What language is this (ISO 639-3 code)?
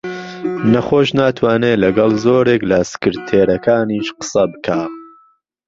ckb